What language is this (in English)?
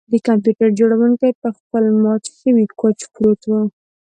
Pashto